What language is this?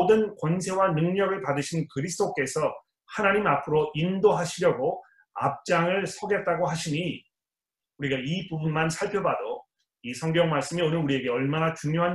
Korean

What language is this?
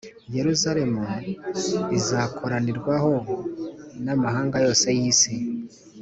Kinyarwanda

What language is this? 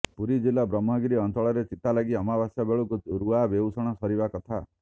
Odia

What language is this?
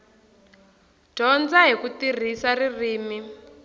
Tsonga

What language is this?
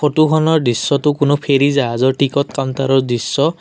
Assamese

